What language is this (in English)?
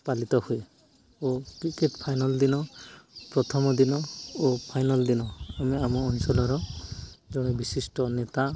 Odia